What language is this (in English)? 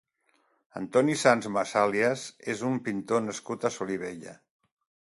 Catalan